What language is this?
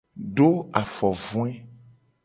Gen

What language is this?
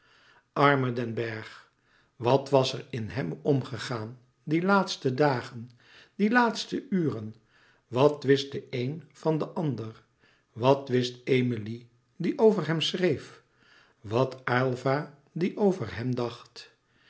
Dutch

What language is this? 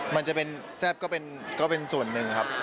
Thai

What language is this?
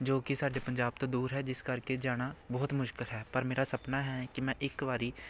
Punjabi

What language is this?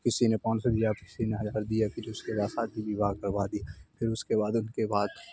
Urdu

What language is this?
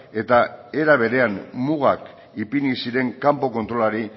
Basque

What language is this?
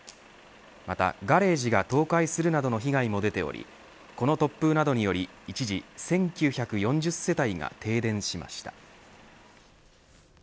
Japanese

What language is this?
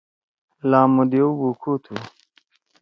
Torwali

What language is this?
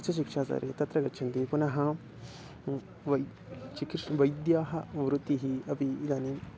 Sanskrit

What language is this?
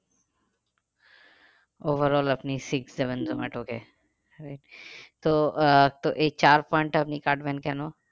Bangla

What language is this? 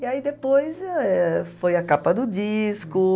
Portuguese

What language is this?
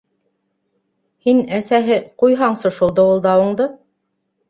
Bashkir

